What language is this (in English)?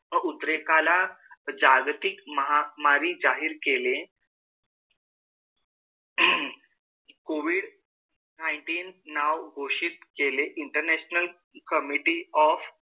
Marathi